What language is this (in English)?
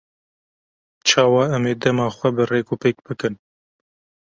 Kurdish